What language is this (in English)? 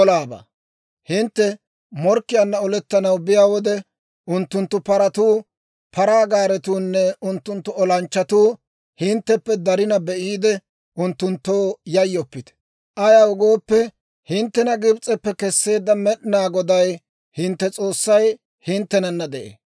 Dawro